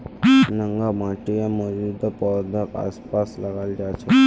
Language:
Magahi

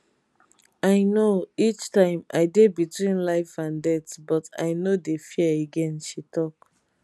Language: Nigerian Pidgin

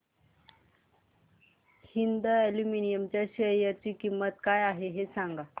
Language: Marathi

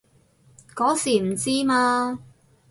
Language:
Cantonese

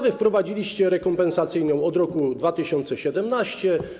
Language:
Polish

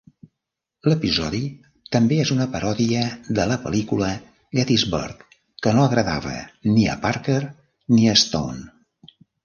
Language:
Catalan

